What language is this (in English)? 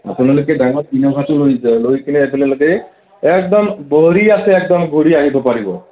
Assamese